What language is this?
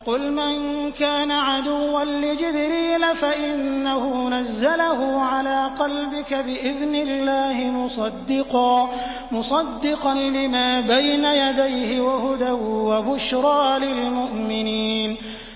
Arabic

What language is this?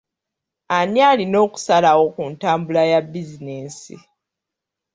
Ganda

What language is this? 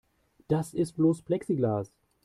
German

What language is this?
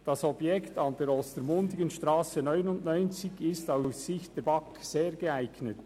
Swiss German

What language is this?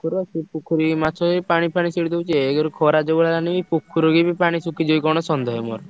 Odia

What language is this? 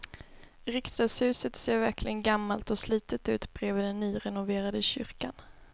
Swedish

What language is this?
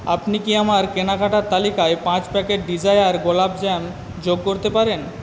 Bangla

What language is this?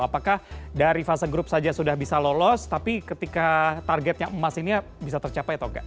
Indonesian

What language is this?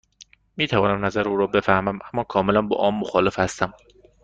Persian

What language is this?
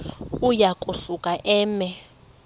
Xhosa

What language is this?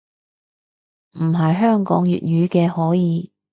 Cantonese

